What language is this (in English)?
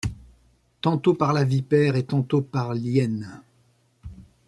French